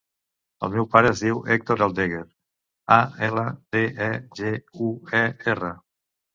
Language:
Catalan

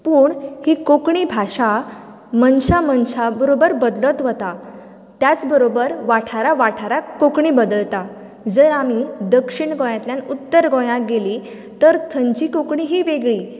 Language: Konkani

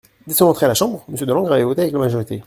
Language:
French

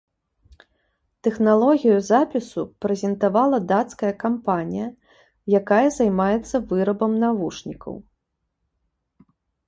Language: Belarusian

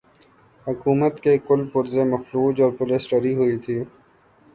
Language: Urdu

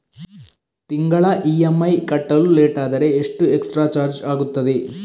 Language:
Kannada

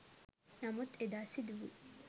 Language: Sinhala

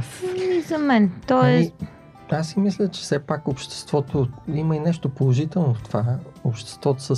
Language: Bulgarian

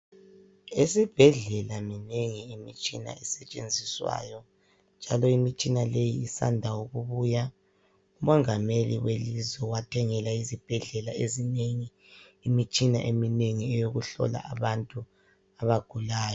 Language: North Ndebele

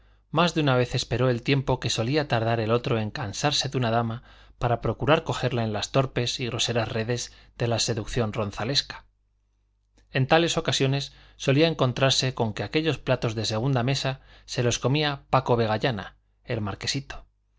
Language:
Spanish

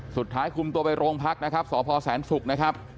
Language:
Thai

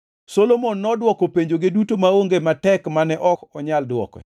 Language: Luo (Kenya and Tanzania)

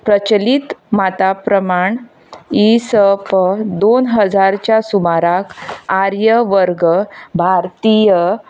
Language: Konkani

